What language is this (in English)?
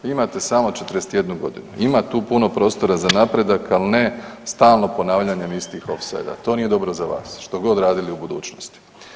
Croatian